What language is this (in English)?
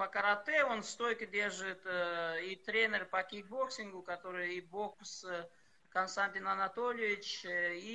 Russian